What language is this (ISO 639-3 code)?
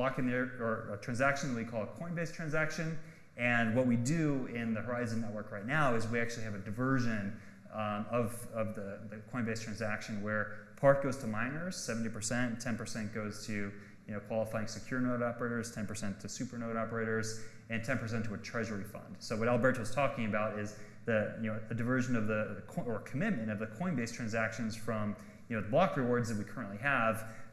eng